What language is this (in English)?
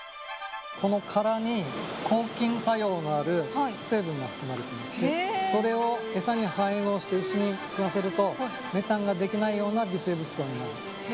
Japanese